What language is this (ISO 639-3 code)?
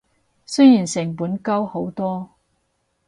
yue